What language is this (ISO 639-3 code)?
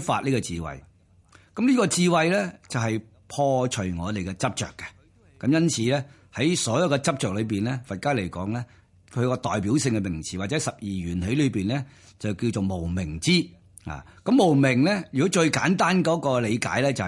zho